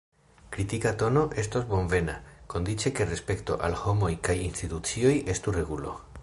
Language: Esperanto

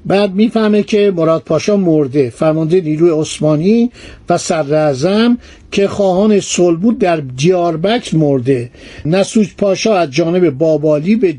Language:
Persian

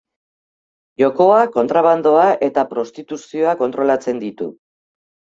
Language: Basque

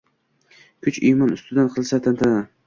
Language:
Uzbek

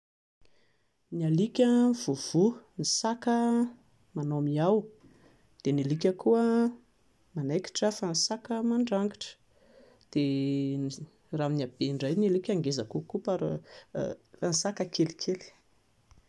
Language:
Malagasy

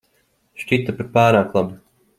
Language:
Latvian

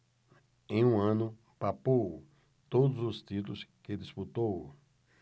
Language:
Portuguese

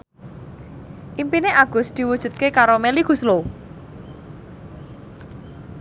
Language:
Javanese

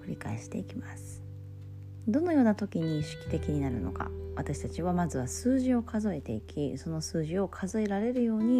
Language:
Japanese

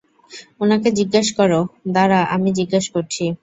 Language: Bangla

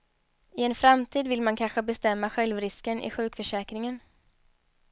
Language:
Swedish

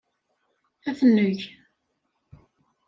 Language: Kabyle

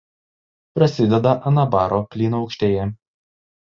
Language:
Lithuanian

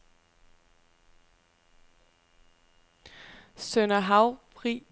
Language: Danish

